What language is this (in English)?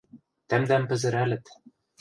Western Mari